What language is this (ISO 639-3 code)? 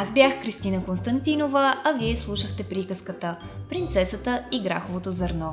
bul